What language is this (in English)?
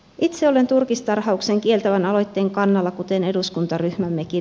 Finnish